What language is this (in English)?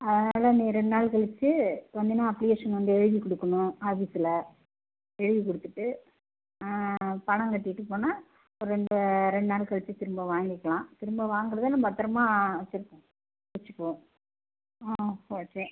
Tamil